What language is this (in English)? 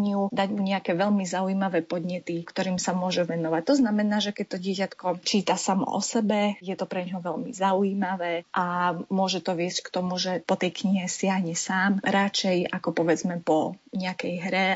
Slovak